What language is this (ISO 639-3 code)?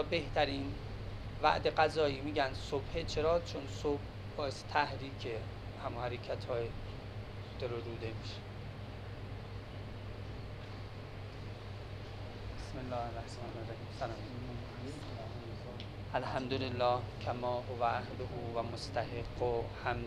fas